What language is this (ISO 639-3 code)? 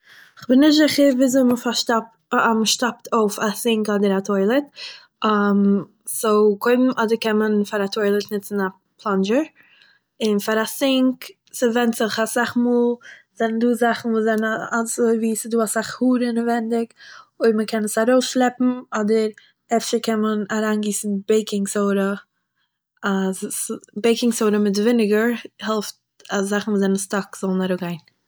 yid